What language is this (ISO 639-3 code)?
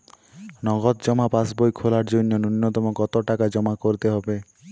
ben